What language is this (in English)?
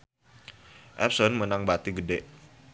Sundanese